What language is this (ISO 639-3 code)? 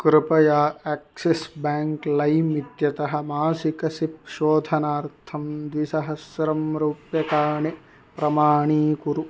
san